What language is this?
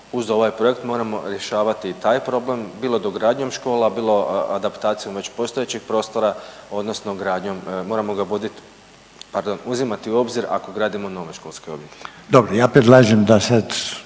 Croatian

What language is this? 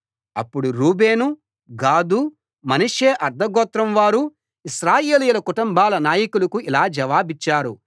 Telugu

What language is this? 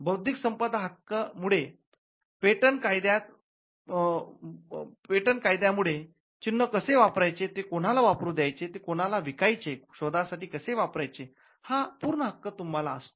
Marathi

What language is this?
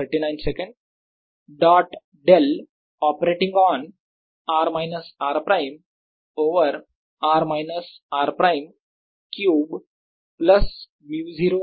Marathi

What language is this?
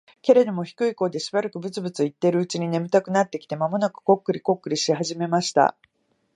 Japanese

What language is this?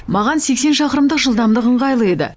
Kazakh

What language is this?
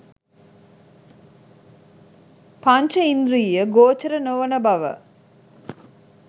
Sinhala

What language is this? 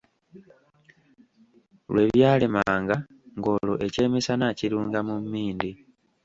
Ganda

